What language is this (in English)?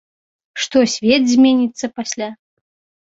Belarusian